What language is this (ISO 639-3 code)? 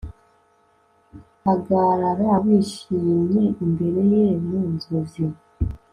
kin